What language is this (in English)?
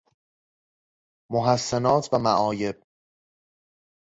Persian